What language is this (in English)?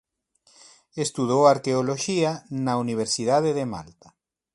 Galician